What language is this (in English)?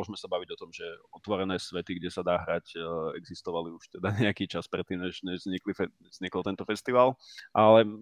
Slovak